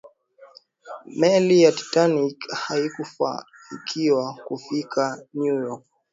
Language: Swahili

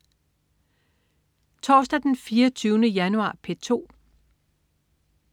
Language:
Danish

